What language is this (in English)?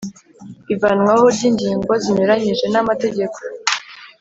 Kinyarwanda